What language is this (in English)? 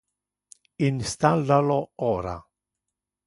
Interlingua